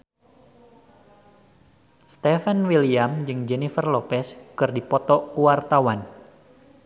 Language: Sundanese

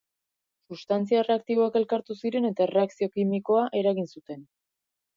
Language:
Basque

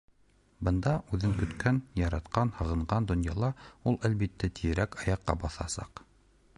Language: Bashkir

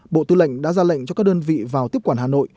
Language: Vietnamese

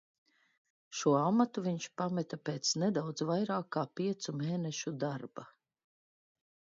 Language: Latvian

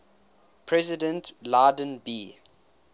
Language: English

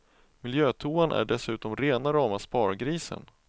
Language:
Swedish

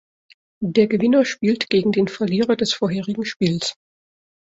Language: German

